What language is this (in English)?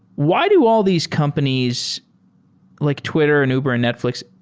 English